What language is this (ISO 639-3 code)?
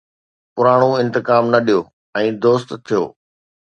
snd